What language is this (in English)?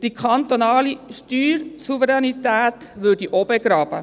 Swiss German